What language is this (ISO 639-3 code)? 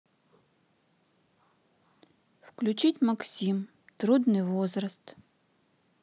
rus